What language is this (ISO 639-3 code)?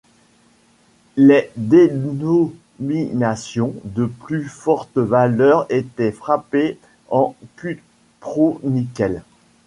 fra